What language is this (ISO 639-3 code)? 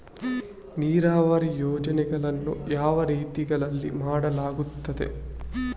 kan